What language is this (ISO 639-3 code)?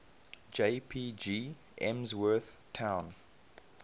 eng